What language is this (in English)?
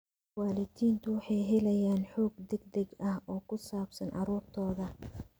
Somali